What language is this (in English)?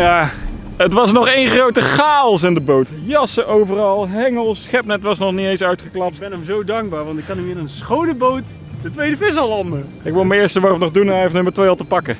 Dutch